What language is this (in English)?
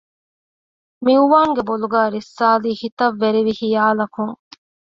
Divehi